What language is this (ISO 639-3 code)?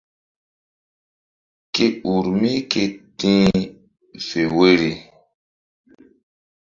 mdd